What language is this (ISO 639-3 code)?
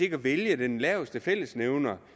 dan